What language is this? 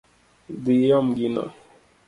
Luo (Kenya and Tanzania)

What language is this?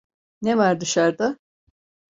Turkish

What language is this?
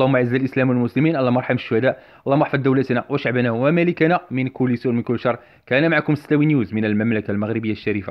Arabic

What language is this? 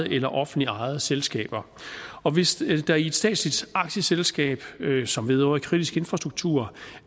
Danish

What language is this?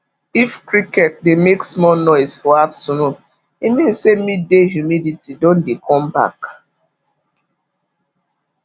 Nigerian Pidgin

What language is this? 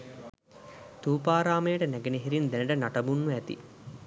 Sinhala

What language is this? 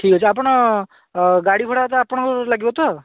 Odia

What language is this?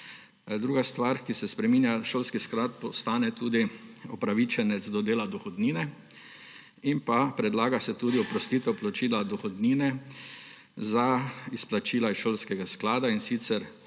Slovenian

